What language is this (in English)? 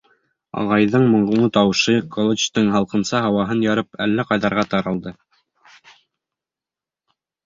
Bashkir